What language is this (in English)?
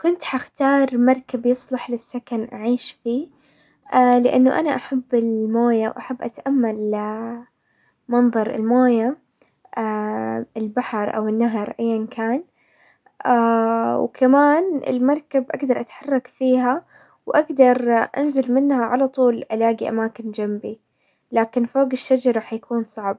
Hijazi Arabic